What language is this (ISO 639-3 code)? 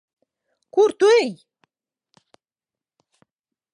lav